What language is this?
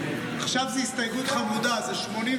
Hebrew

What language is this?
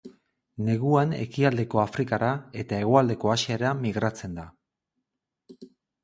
Basque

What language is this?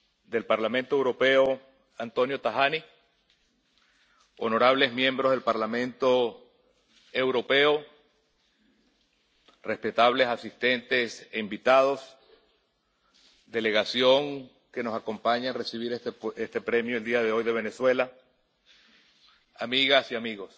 Spanish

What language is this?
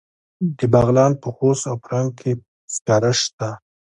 Pashto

